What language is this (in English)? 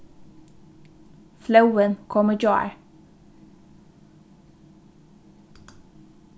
Faroese